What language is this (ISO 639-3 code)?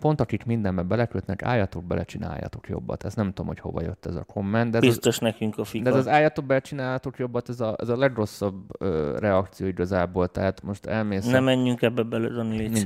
hun